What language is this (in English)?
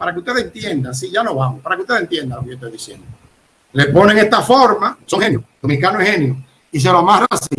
Spanish